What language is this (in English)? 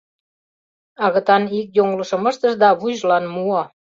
Mari